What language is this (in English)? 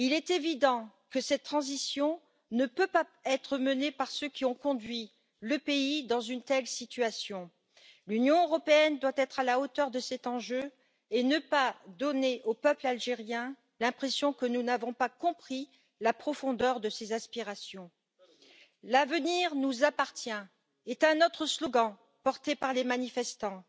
French